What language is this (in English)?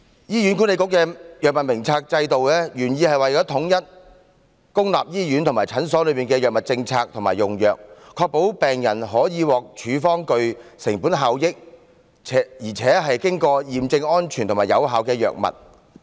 Cantonese